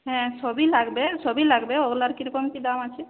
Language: Bangla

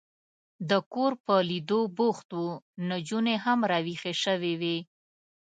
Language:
Pashto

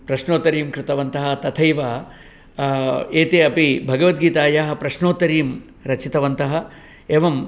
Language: Sanskrit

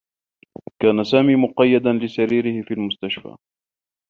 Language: Arabic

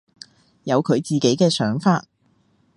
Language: Cantonese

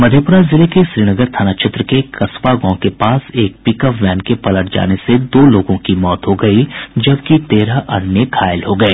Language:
Hindi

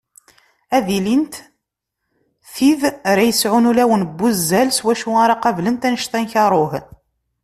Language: Kabyle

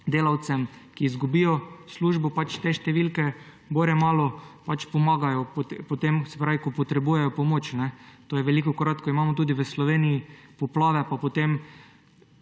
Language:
Slovenian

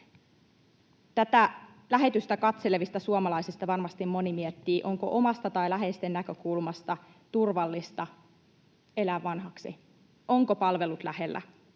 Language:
Finnish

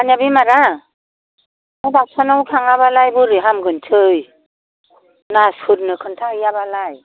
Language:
Bodo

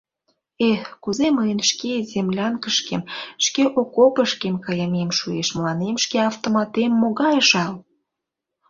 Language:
Mari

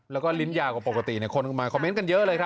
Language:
Thai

